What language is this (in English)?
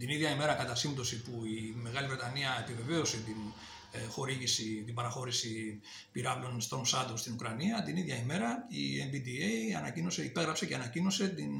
Greek